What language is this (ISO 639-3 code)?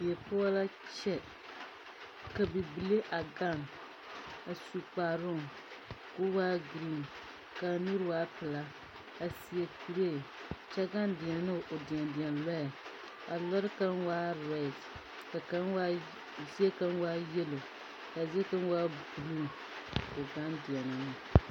dga